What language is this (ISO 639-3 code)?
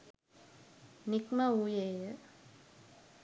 sin